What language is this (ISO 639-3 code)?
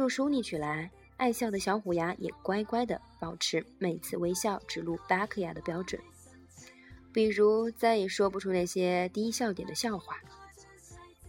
zho